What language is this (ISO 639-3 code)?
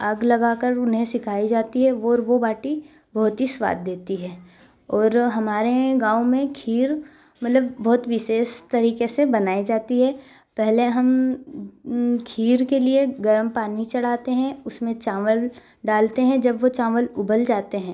hin